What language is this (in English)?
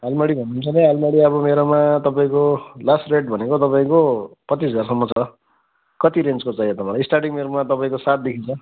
Nepali